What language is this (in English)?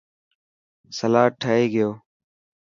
Dhatki